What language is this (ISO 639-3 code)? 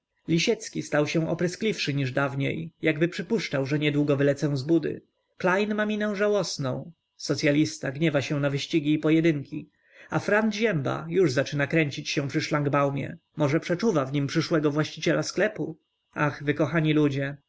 pol